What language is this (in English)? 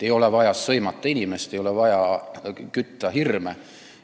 Estonian